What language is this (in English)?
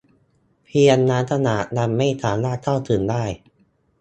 Thai